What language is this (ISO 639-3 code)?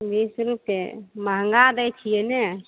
mai